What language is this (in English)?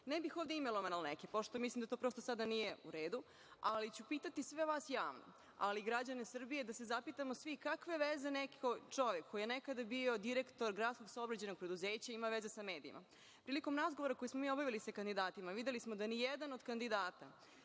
Serbian